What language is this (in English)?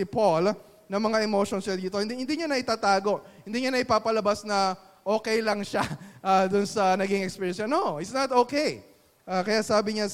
Filipino